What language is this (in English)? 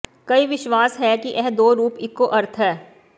Punjabi